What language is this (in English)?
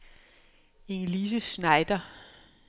Danish